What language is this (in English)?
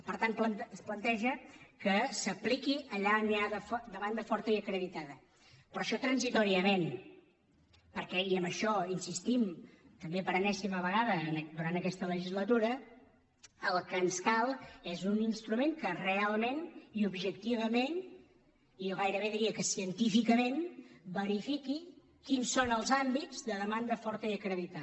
Catalan